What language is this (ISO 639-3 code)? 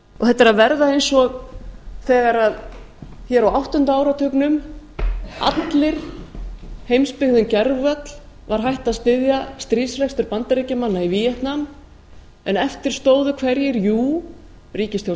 isl